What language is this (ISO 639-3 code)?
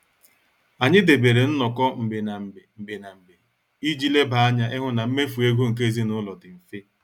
ibo